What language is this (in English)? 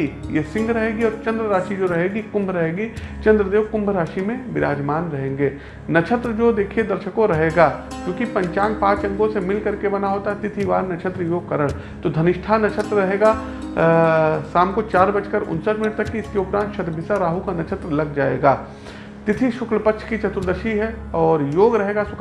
Hindi